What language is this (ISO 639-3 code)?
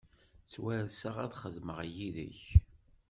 kab